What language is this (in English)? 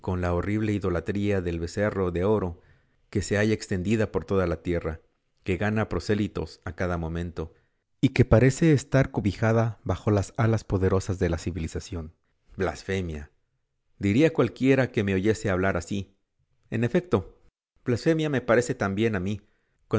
Spanish